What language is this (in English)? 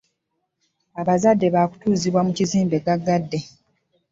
Ganda